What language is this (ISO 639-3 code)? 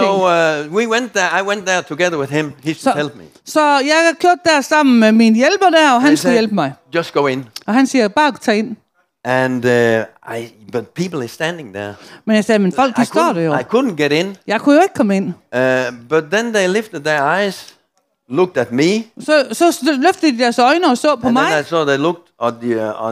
dan